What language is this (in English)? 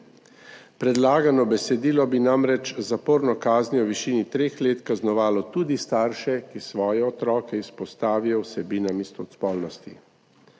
Slovenian